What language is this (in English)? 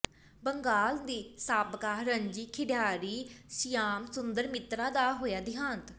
Punjabi